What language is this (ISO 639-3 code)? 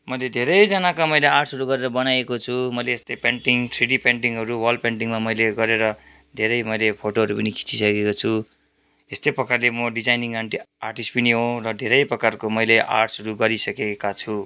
nep